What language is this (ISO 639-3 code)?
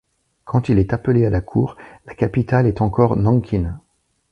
fra